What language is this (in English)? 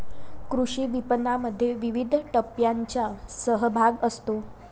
Marathi